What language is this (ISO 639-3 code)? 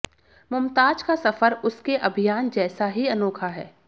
hin